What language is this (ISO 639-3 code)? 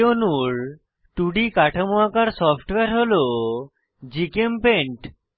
ben